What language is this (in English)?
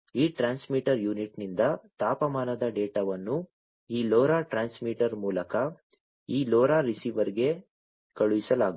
Kannada